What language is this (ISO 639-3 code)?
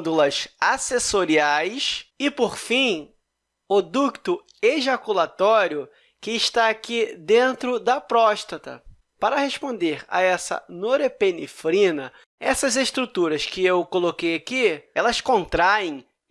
por